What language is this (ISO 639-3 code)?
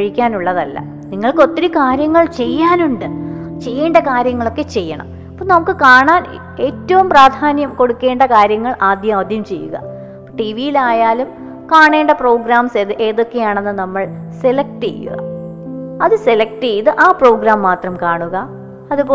mal